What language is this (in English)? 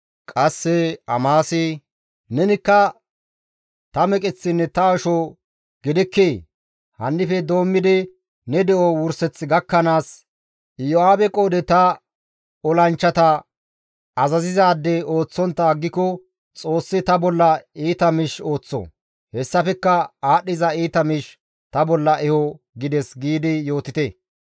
Gamo